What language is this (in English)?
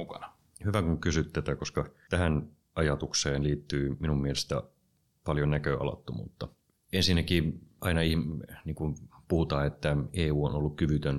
Finnish